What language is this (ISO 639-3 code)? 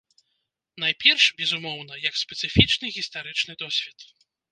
bel